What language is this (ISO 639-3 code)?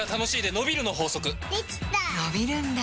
jpn